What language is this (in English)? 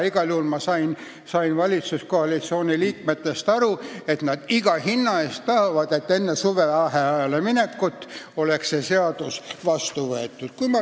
Estonian